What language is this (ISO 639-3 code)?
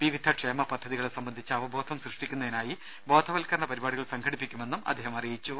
mal